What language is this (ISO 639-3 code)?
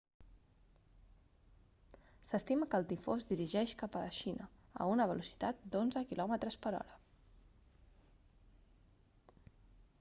cat